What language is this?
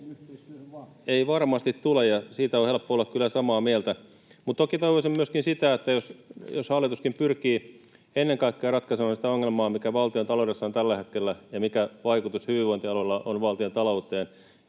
Finnish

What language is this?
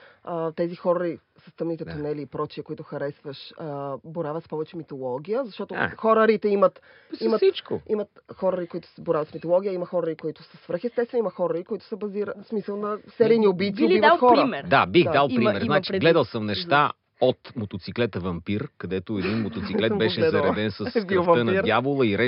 Bulgarian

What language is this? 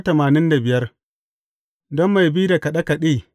Hausa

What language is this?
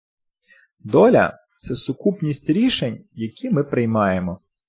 Ukrainian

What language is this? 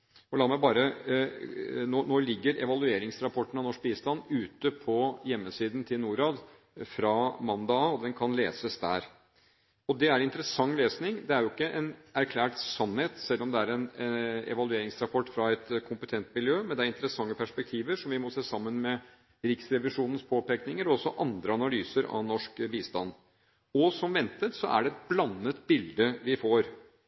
Norwegian Bokmål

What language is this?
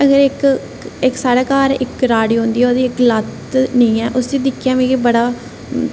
Dogri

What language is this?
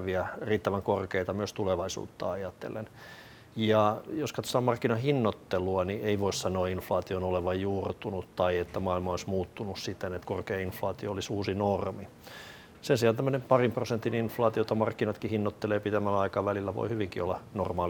Finnish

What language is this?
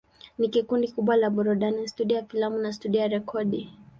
Swahili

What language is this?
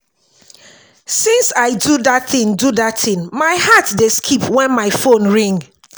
Nigerian Pidgin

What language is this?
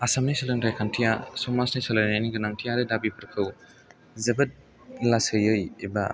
Bodo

